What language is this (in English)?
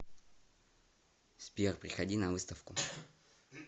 Russian